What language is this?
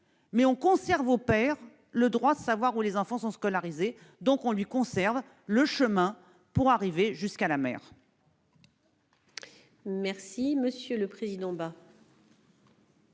French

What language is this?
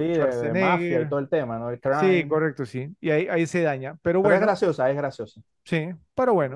Spanish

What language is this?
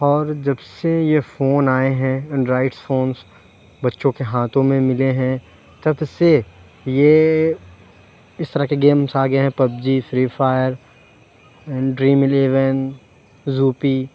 Urdu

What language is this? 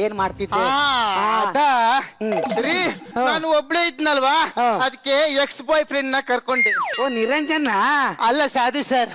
Kannada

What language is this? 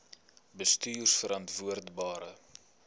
Afrikaans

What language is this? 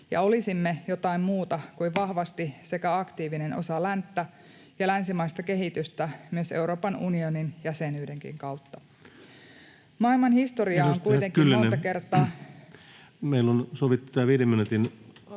Finnish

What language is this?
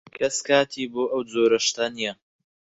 Central Kurdish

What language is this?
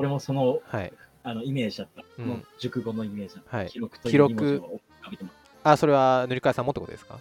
Japanese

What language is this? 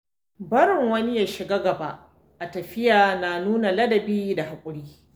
Hausa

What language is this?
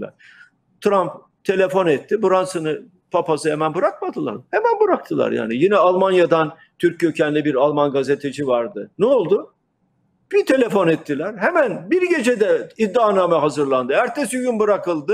Turkish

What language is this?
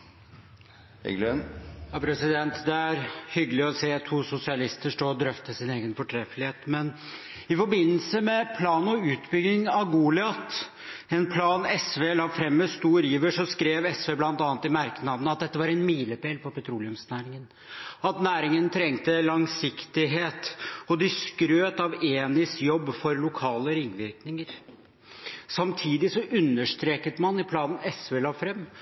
Norwegian Bokmål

